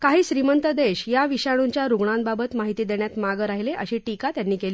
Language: Marathi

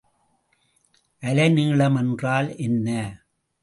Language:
Tamil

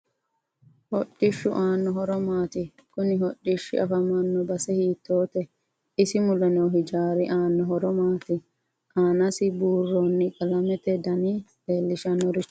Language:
Sidamo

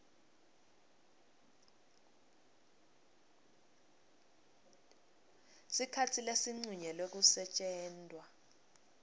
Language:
Swati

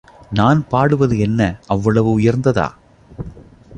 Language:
Tamil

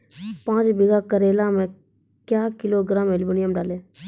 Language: Maithili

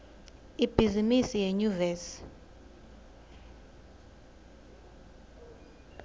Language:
Swati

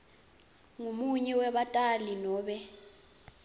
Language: Swati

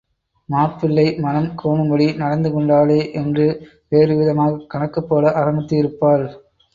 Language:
Tamil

